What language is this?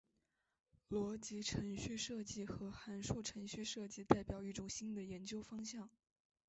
Chinese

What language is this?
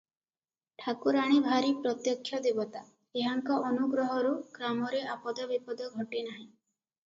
Odia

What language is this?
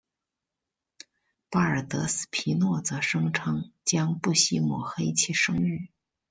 Chinese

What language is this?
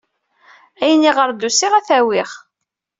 Kabyle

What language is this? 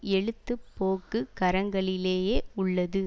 Tamil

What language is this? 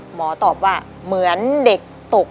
Thai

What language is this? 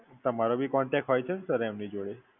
Gujarati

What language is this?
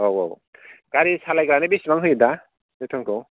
Bodo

